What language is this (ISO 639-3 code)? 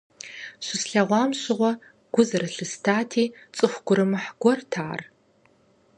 kbd